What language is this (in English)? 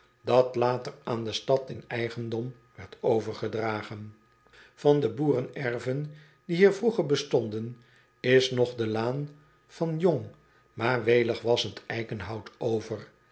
Dutch